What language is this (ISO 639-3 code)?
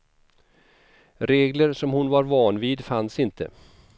swe